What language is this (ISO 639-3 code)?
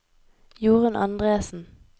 nor